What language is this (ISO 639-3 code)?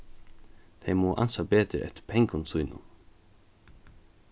fao